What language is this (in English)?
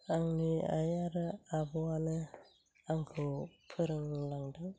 Bodo